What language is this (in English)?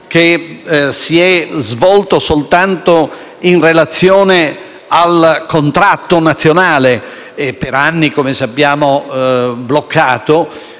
Italian